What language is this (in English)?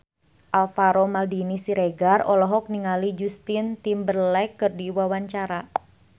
Sundanese